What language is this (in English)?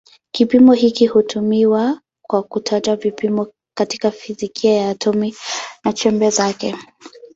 Swahili